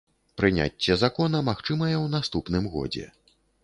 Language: Belarusian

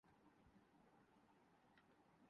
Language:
Urdu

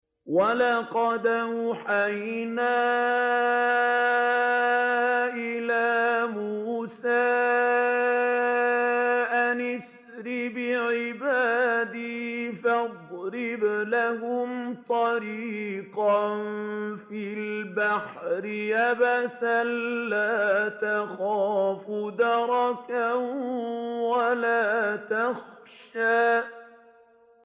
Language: Arabic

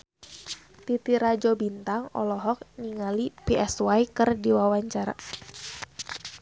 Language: Sundanese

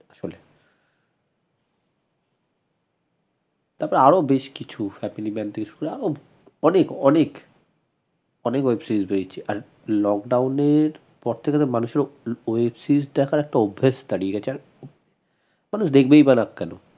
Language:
Bangla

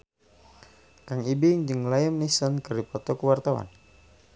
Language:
Sundanese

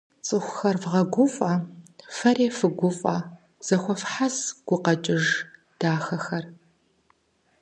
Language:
Kabardian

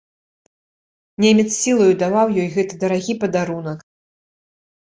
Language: Belarusian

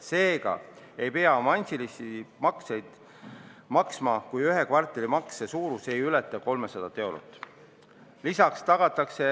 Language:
Estonian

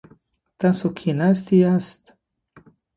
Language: Pashto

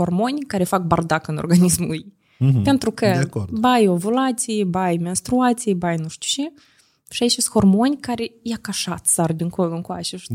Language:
Romanian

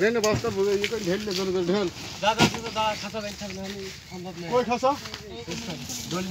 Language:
Arabic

